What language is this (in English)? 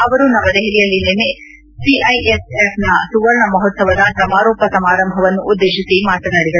Kannada